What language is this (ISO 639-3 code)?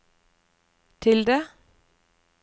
nor